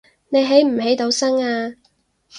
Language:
Cantonese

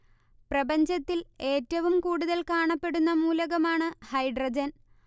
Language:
Malayalam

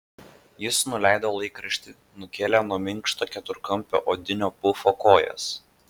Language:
Lithuanian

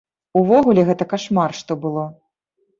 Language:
Belarusian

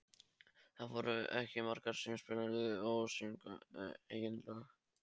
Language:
Icelandic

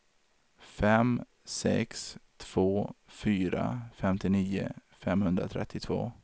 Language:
Swedish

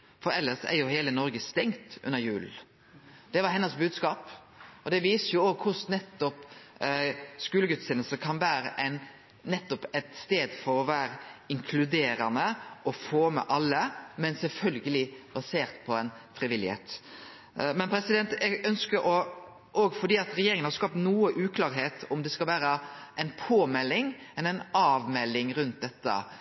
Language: Norwegian Nynorsk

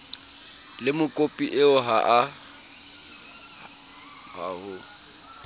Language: Southern Sotho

